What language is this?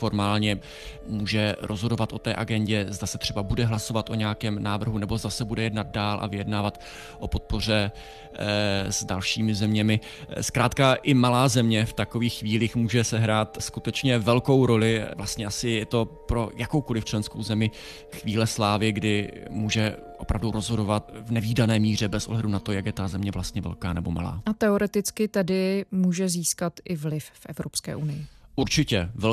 Czech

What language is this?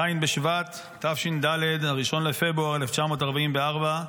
Hebrew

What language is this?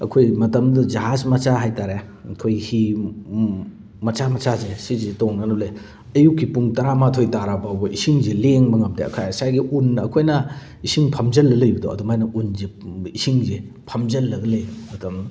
Manipuri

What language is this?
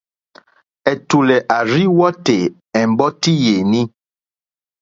Mokpwe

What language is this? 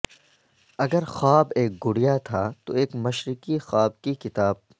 Urdu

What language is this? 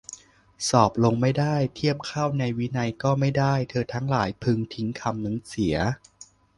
Thai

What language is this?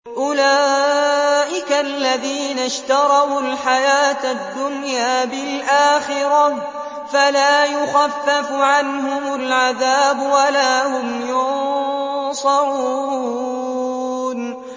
Arabic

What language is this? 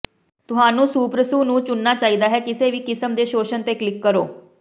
Punjabi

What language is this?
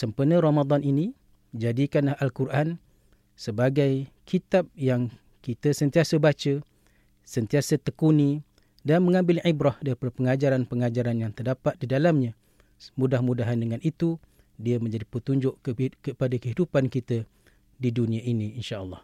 Malay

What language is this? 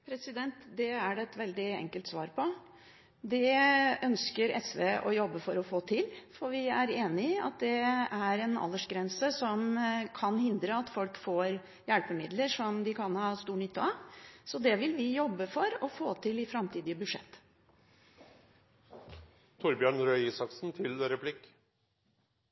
Norwegian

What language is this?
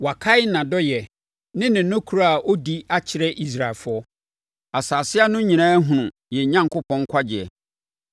Akan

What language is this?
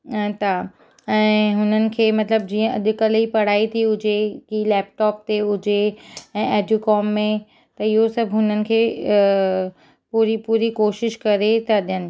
Sindhi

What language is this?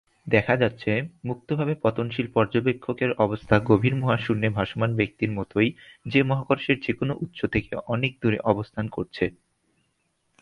Bangla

